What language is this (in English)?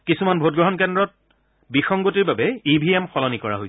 Assamese